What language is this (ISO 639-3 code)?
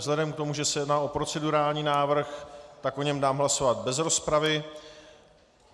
ces